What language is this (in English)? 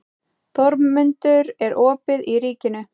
Icelandic